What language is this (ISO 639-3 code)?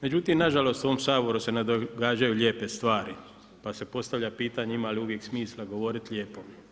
hrv